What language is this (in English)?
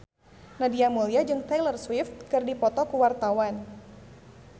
Sundanese